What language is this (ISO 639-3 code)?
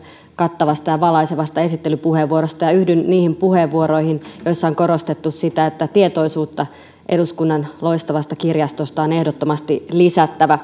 fin